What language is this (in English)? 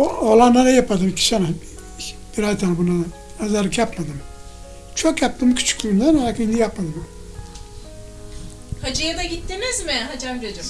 Turkish